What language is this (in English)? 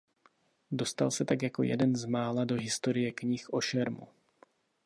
Czech